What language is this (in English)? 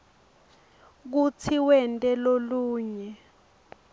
Swati